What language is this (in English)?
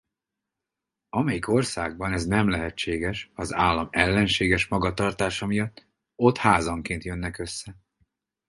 Hungarian